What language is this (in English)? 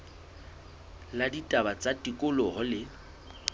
Southern Sotho